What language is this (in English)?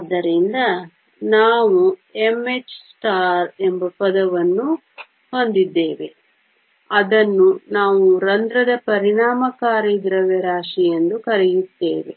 Kannada